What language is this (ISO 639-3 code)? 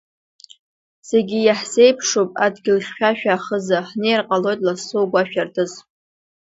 abk